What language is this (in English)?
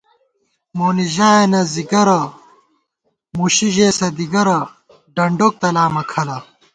Gawar-Bati